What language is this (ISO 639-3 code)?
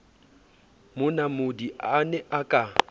sot